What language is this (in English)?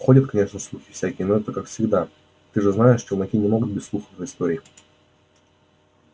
Russian